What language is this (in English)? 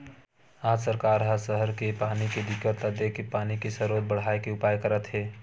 Chhattisgarhi